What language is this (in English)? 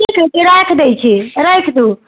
Maithili